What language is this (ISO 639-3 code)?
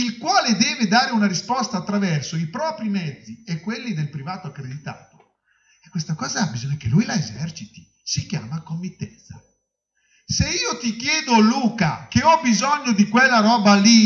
ita